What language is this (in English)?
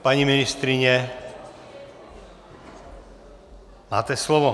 Czech